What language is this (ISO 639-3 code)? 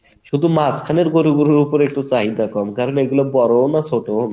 ben